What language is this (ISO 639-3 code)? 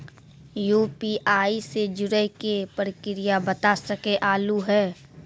mai